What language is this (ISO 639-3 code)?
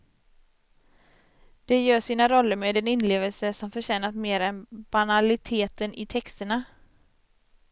swe